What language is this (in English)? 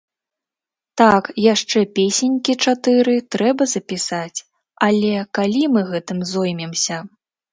Belarusian